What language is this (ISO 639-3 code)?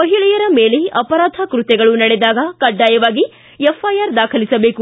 kan